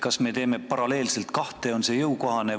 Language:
Estonian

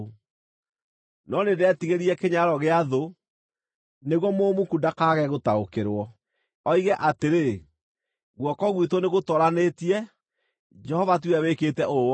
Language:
Kikuyu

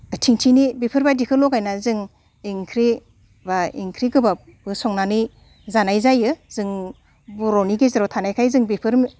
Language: Bodo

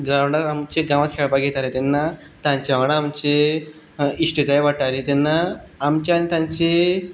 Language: Konkani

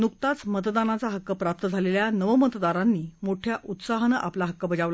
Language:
Marathi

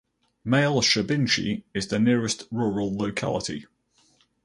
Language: English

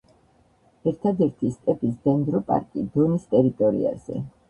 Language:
Georgian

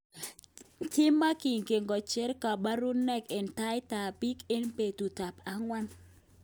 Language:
Kalenjin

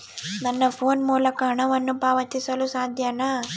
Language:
Kannada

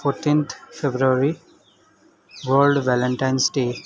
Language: Nepali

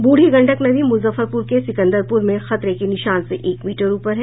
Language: Hindi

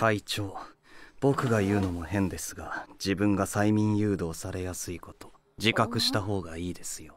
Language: Japanese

